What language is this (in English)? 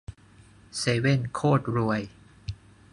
Thai